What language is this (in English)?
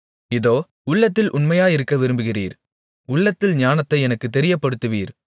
Tamil